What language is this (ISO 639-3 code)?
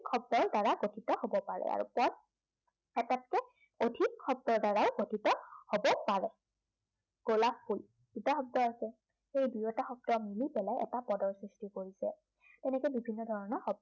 asm